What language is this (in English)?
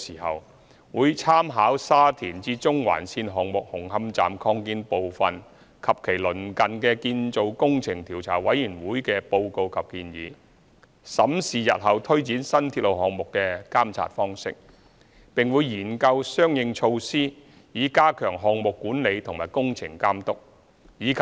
Cantonese